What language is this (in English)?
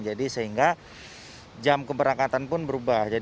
Indonesian